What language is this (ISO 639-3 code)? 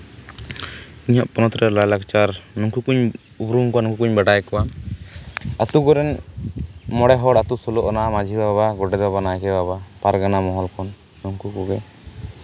sat